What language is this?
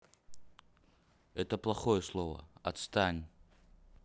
Russian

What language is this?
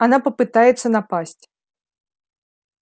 Russian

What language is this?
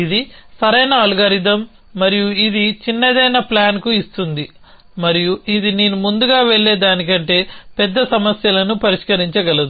Telugu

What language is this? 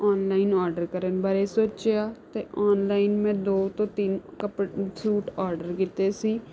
Punjabi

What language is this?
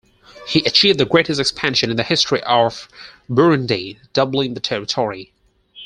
English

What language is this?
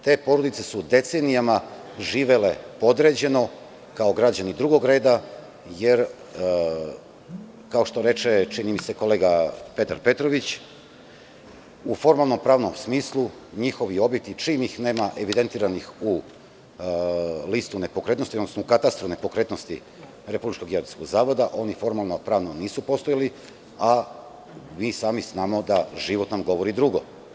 Serbian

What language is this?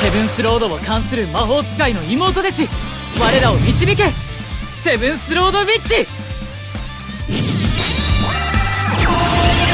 Japanese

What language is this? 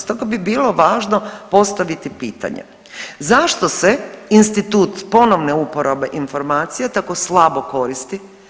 Croatian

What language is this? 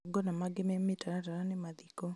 Kikuyu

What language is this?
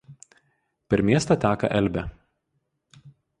Lithuanian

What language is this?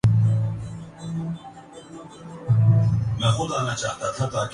Urdu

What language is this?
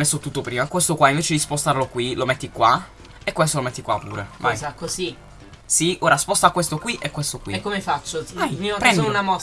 Italian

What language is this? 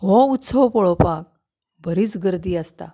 Konkani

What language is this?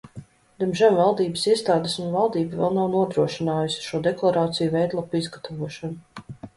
Latvian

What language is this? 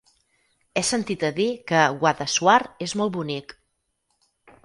Catalan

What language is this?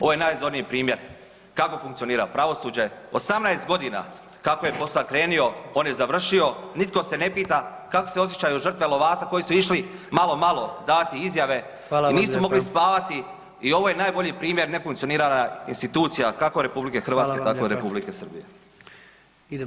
Croatian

